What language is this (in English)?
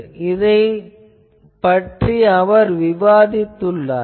Tamil